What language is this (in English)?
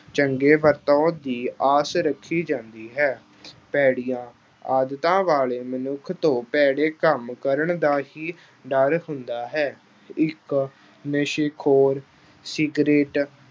Punjabi